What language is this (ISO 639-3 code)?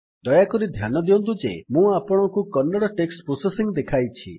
ori